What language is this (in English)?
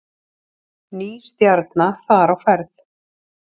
Icelandic